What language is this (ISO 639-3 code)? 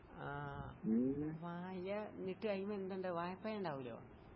mal